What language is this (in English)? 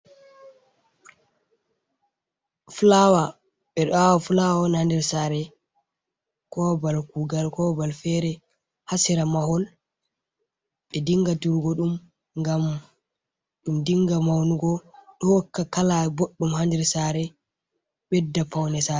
Fula